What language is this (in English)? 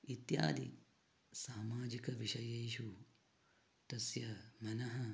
Sanskrit